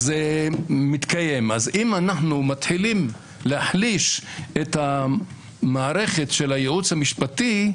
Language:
Hebrew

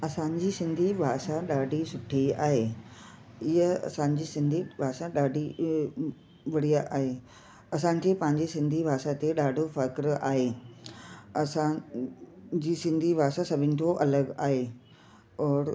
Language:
Sindhi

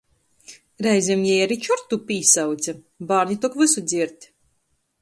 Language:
Latgalian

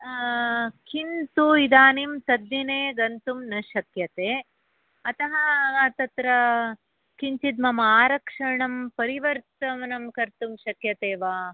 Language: Sanskrit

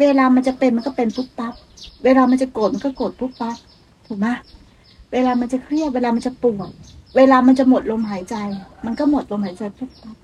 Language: Thai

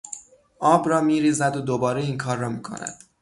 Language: Persian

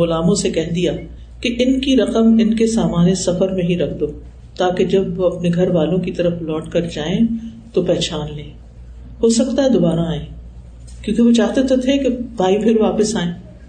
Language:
Urdu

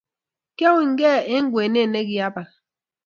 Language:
Kalenjin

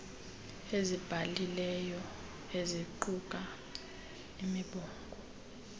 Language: Xhosa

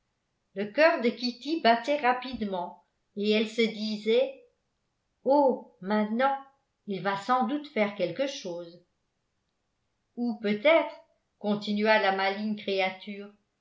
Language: French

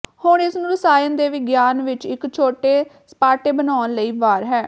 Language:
Punjabi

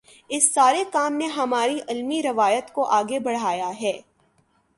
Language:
Urdu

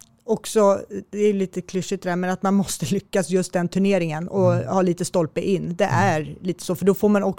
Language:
Swedish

